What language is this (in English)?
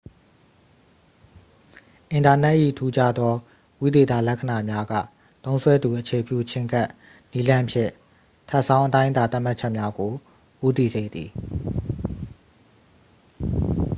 Burmese